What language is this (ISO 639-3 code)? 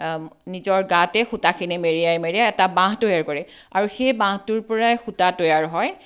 asm